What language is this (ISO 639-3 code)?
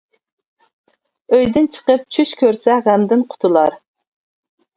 uig